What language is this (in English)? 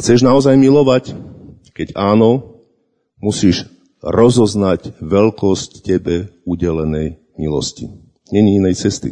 Slovak